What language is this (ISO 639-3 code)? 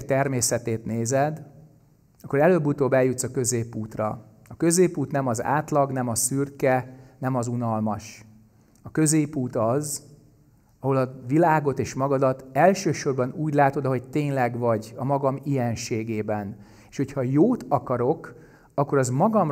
hun